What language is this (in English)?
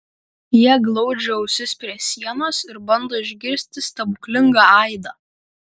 Lithuanian